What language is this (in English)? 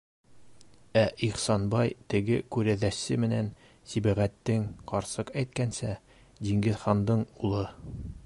Bashkir